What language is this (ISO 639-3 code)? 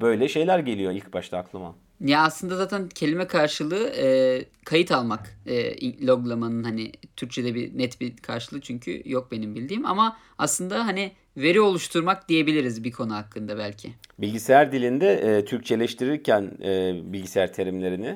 tur